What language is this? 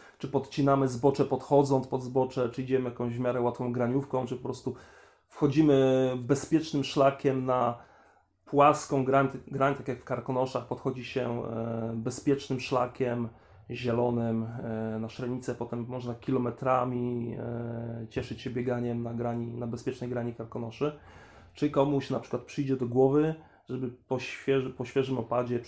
Polish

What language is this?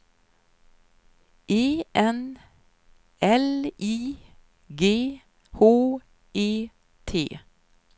Swedish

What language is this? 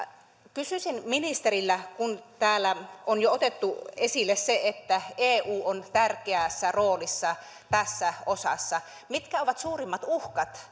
Finnish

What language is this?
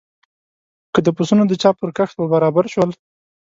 Pashto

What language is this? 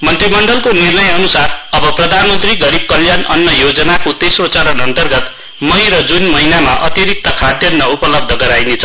Nepali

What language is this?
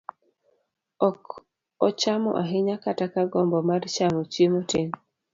Luo (Kenya and Tanzania)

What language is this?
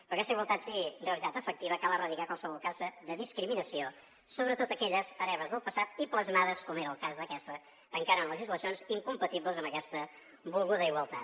Catalan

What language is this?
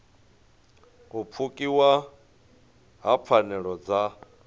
Venda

